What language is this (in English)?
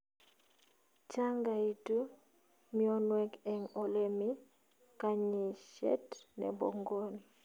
Kalenjin